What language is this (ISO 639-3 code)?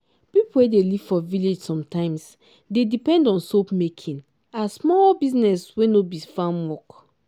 pcm